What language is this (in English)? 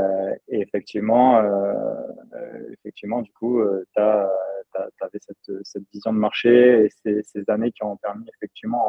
French